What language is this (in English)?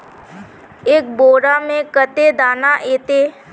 Magahi